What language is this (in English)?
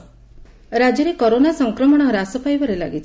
Odia